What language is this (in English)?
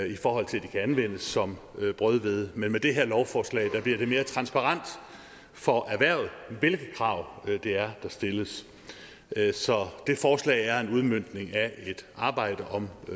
Danish